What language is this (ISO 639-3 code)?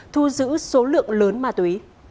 vie